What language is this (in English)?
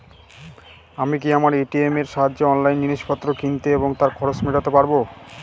Bangla